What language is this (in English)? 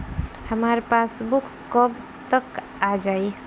Bhojpuri